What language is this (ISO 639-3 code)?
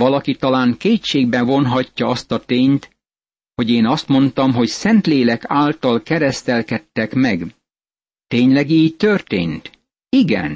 hun